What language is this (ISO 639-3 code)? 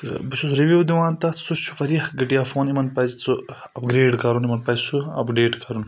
kas